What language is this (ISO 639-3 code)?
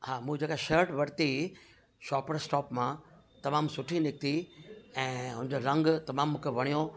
snd